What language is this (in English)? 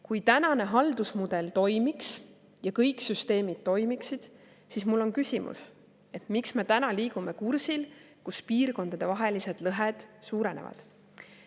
Estonian